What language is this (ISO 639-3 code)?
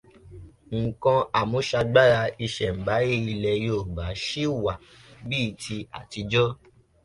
yor